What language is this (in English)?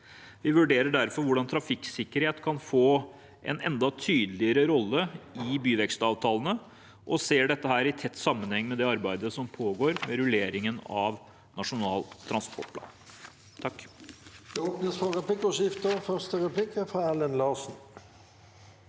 Norwegian